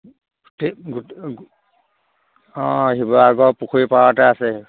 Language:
Assamese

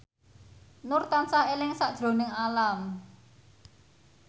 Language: Javanese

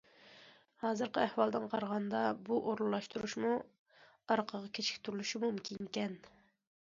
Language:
Uyghur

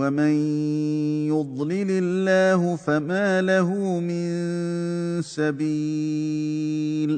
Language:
Arabic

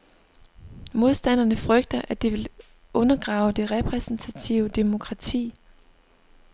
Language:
Danish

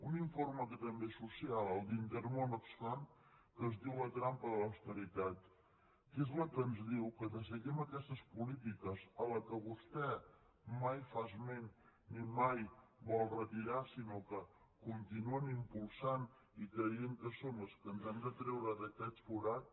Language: Catalan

